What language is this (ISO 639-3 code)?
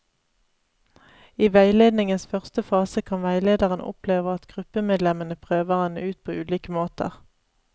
nor